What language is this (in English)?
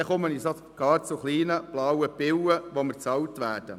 Swiss German